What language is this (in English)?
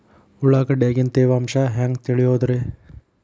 Kannada